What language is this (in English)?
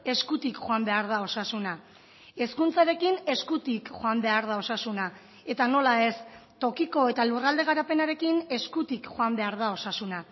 Basque